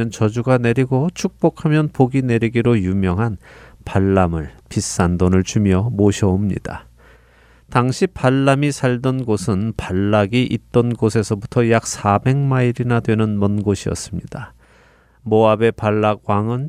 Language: Korean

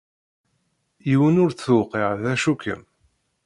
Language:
Kabyle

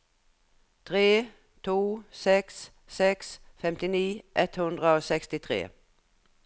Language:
Norwegian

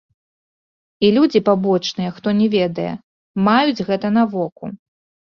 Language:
Belarusian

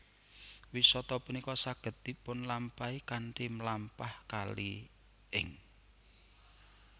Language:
Javanese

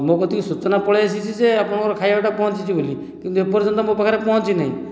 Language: Odia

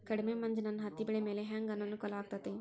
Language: Kannada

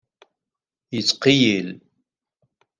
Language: Kabyle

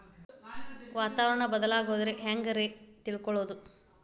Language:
Kannada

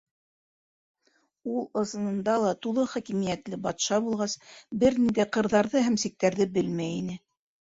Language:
Bashkir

